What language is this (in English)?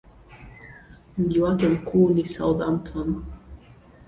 Swahili